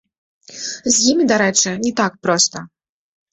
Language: Belarusian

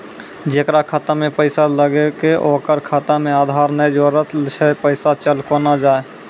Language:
Maithili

